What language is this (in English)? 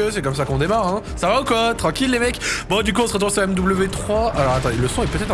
French